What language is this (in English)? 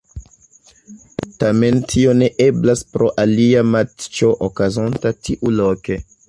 Esperanto